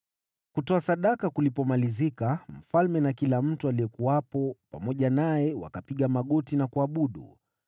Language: Swahili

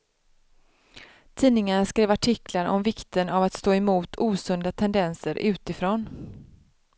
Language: Swedish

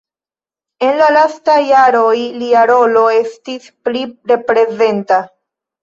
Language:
Esperanto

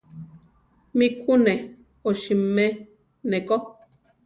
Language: Central Tarahumara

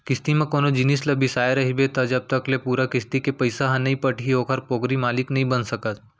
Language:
Chhattisgarhi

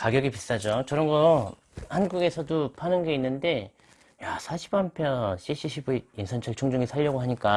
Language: Korean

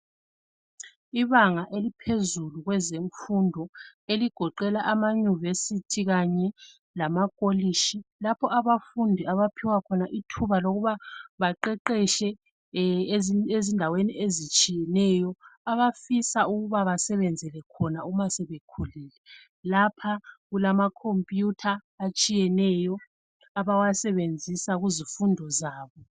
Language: North Ndebele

